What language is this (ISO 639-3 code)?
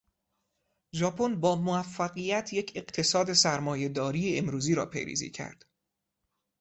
fas